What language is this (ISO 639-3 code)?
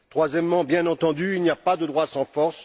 fra